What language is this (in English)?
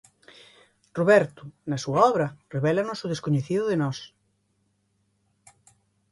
Galician